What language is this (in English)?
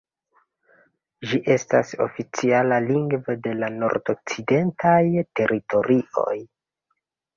Esperanto